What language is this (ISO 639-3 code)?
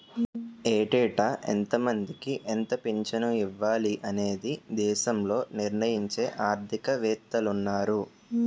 tel